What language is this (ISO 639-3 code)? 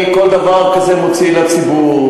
heb